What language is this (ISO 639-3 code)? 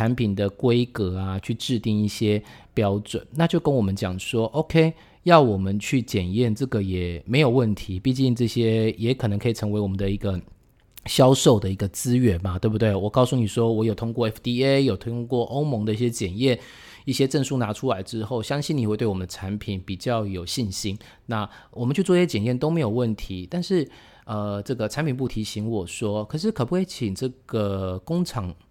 zho